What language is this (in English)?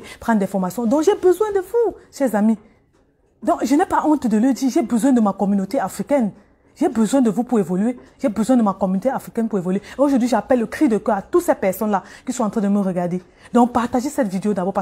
French